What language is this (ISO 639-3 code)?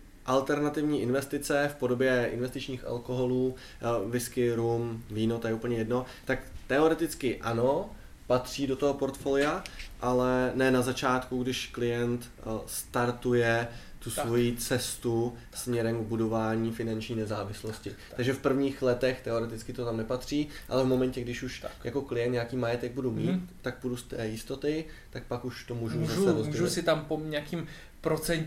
ces